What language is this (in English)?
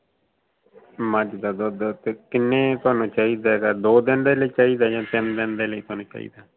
Punjabi